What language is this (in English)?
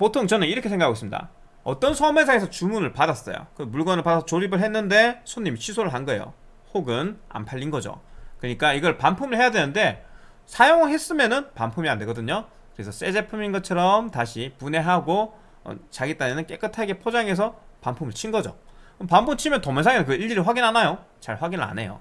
Korean